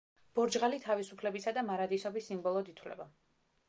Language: Georgian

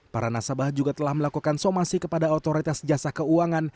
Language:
Indonesian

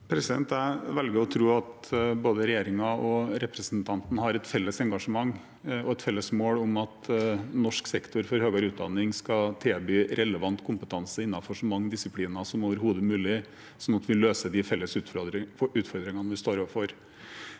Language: Norwegian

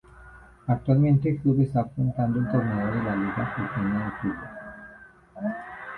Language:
Spanish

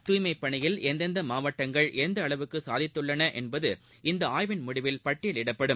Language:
Tamil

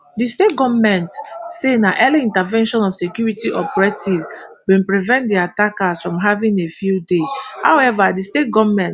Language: Nigerian Pidgin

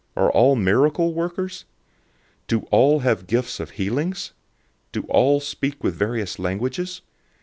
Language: English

